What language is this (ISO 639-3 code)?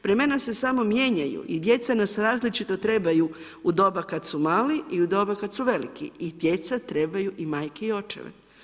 hrv